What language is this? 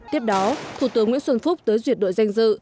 Vietnamese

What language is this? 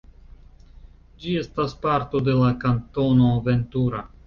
Esperanto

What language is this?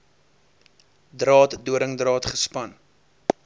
Afrikaans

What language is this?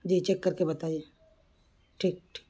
Urdu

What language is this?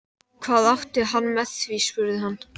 Icelandic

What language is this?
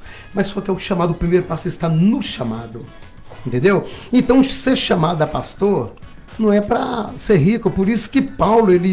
Portuguese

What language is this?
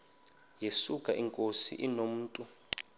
Xhosa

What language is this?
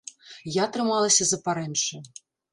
Belarusian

